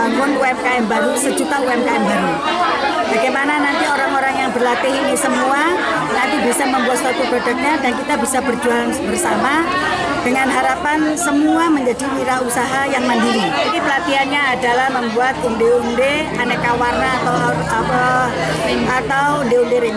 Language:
Indonesian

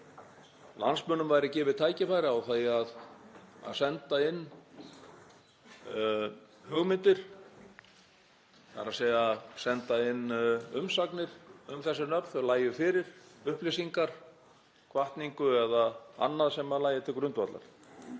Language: Icelandic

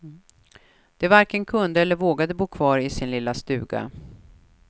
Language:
Swedish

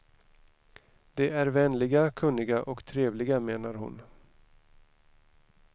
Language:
Swedish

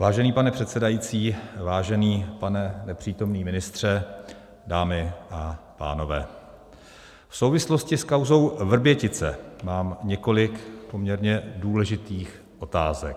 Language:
Czech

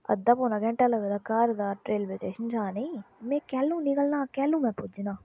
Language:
Dogri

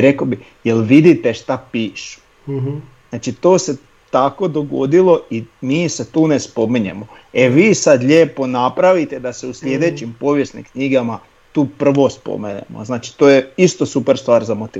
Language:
Croatian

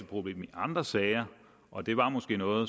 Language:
Danish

